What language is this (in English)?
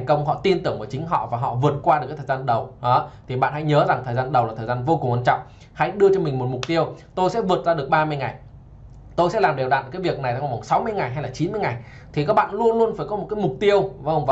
Vietnamese